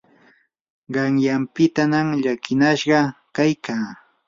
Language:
Yanahuanca Pasco Quechua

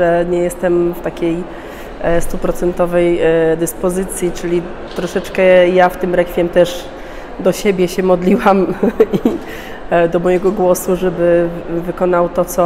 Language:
Polish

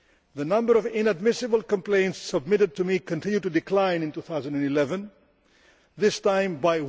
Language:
English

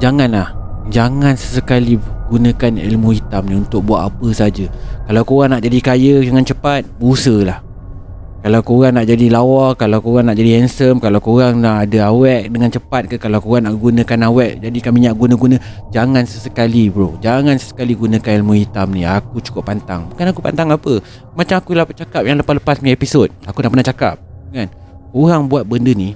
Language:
Malay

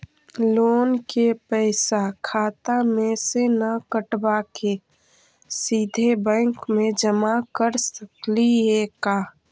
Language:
Magahi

